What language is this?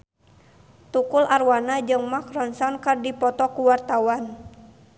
Sundanese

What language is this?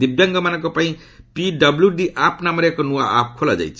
Odia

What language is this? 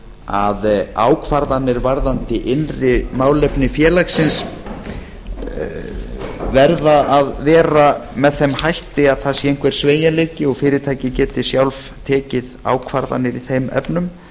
Icelandic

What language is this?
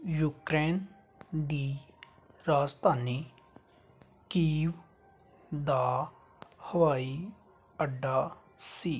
Punjabi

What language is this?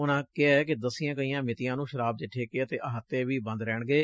Punjabi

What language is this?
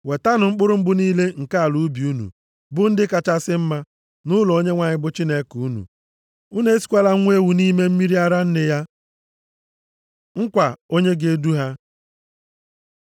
Igbo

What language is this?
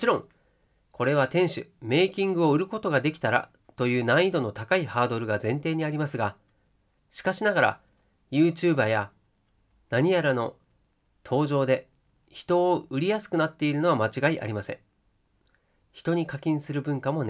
Japanese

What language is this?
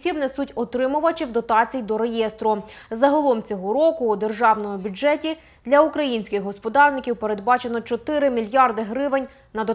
Ukrainian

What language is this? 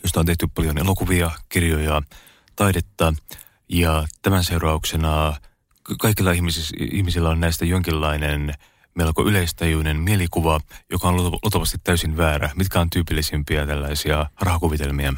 Finnish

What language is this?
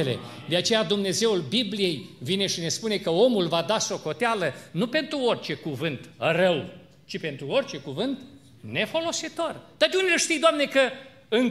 Romanian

